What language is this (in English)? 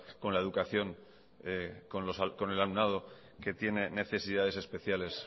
Spanish